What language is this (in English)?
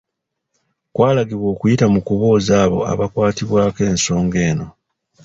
Ganda